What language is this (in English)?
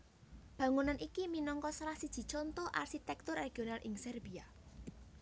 Javanese